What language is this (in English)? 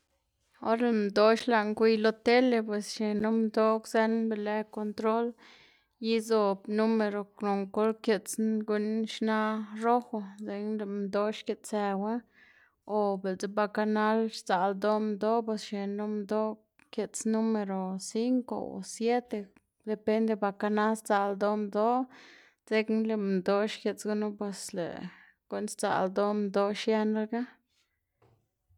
Xanaguía Zapotec